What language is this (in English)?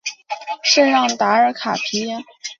Chinese